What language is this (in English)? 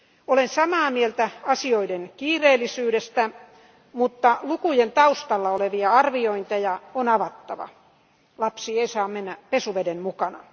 Finnish